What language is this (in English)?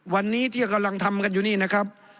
Thai